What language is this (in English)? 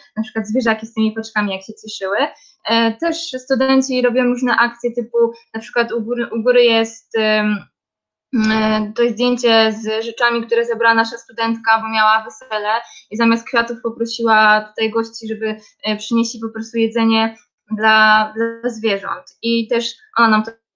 Polish